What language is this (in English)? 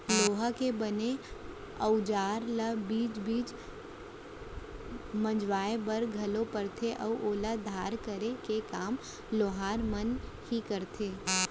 Chhattisgarhi